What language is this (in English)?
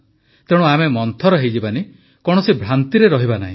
Odia